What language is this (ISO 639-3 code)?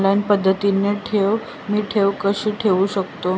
mar